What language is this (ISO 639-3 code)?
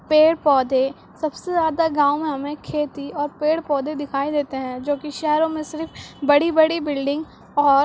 urd